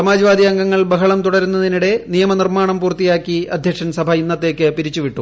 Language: Malayalam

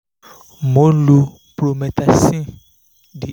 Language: Yoruba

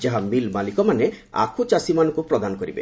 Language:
Odia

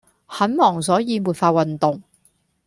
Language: Cantonese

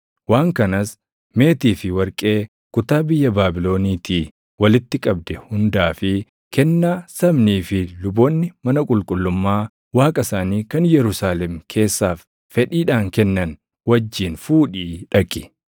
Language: Oromo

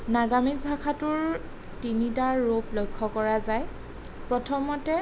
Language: Assamese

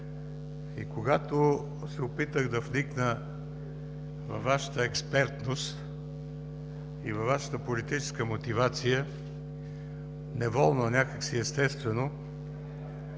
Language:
Bulgarian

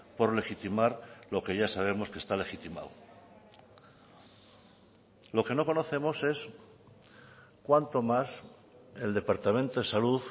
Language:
Spanish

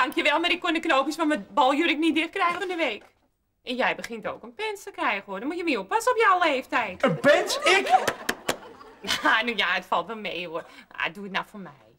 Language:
Dutch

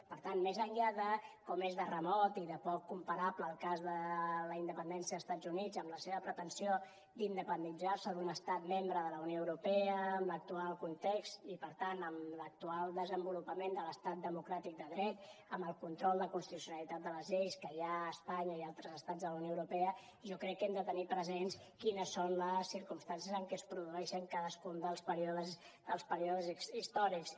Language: Catalan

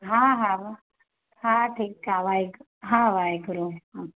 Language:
Sindhi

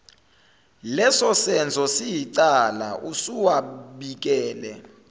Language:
Zulu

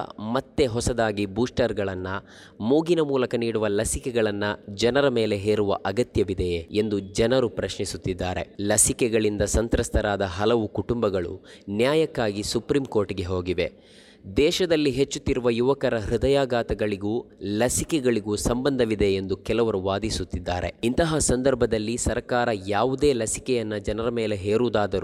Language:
Kannada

